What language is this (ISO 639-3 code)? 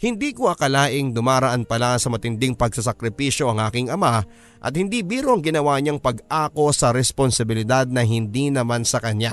fil